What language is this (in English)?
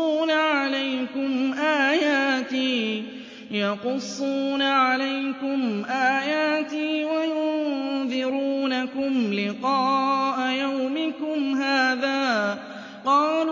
Arabic